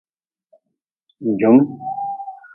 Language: Nawdm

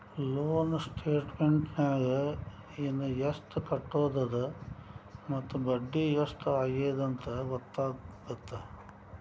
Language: Kannada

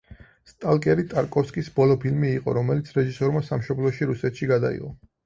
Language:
Georgian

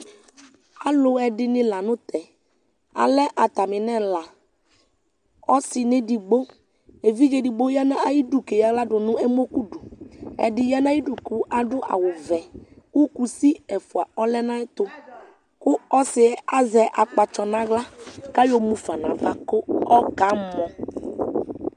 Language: Ikposo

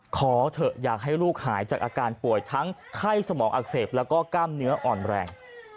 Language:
Thai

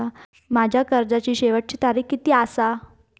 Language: Marathi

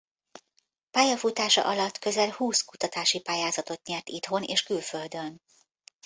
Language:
Hungarian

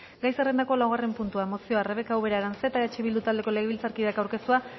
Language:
Basque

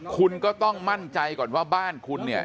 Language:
Thai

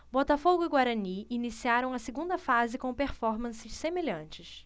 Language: Portuguese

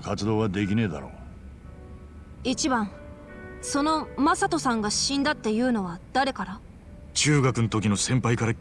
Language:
Japanese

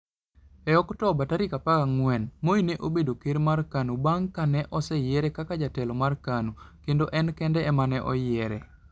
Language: Luo (Kenya and Tanzania)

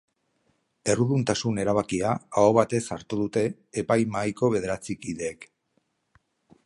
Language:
Basque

